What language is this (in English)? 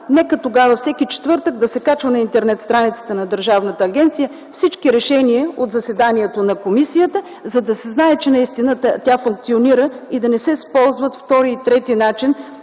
Bulgarian